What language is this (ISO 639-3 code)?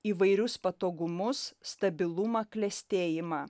lit